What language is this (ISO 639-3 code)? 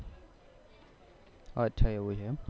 guj